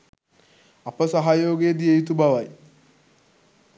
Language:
Sinhala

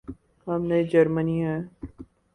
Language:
Urdu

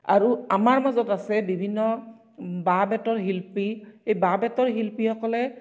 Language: Assamese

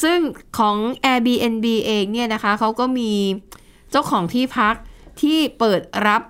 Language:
Thai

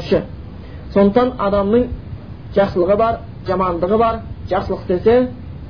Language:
Bulgarian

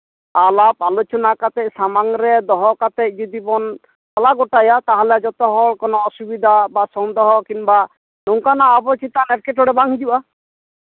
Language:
Santali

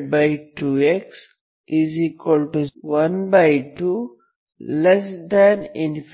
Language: Kannada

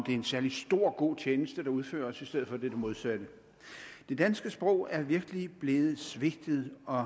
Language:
Danish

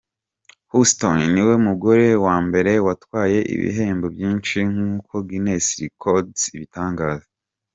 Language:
Kinyarwanda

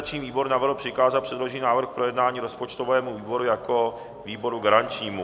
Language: Czech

